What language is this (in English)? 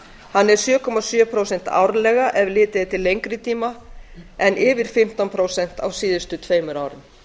Icelandic